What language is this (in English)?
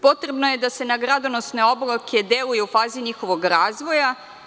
Serbian